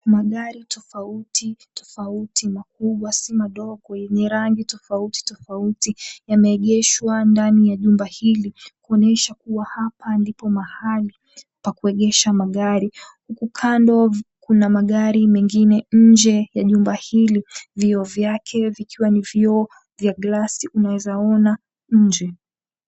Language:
Swahili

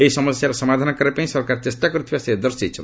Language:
Odia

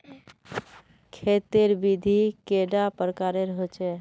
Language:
Magahi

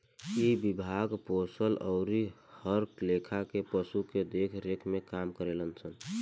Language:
Bhojpuri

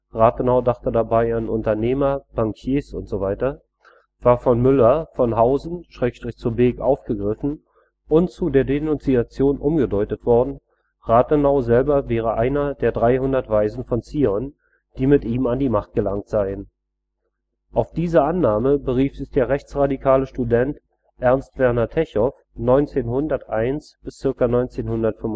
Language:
German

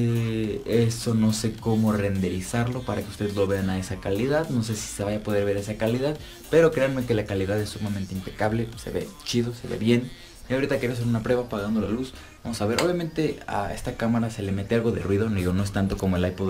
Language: Spanish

